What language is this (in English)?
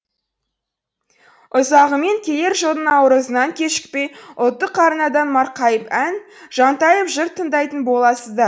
Kazakh